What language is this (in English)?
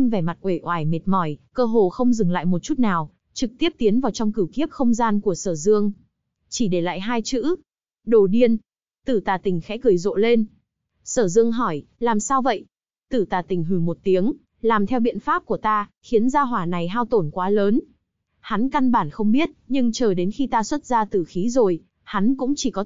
Vietnamese